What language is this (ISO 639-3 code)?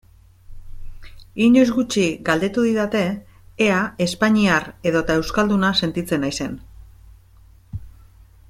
eus